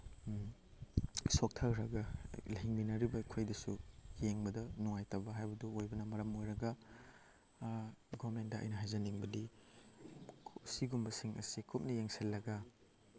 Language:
Manipuri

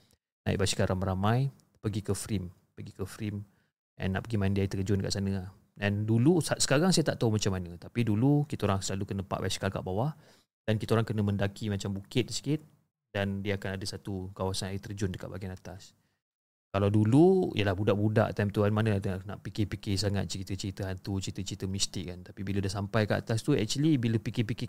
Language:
Malay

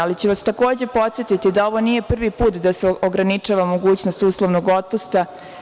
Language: Serbian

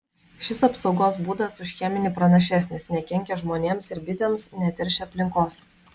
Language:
Lithuanian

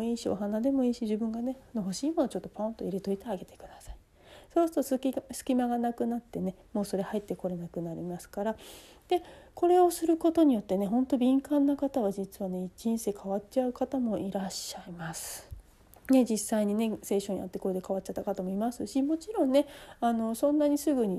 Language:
Japanese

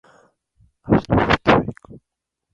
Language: Japanese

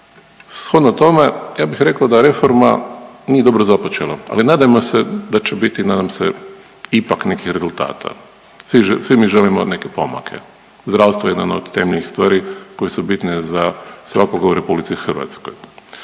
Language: Croatian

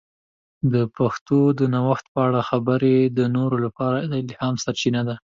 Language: Pashto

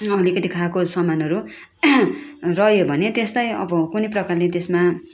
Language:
Nepali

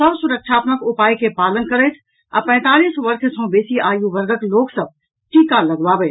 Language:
Maithili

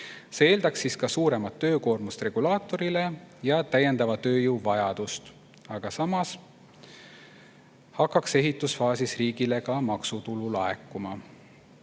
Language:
Estonian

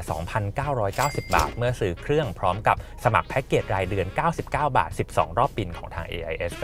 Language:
Thai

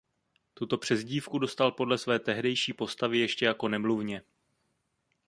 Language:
Czech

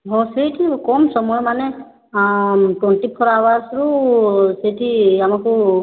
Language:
Odia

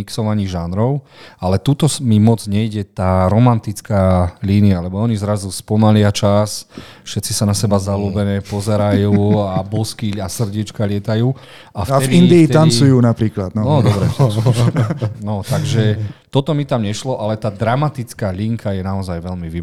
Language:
Slovak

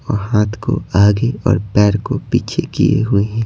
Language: Hindi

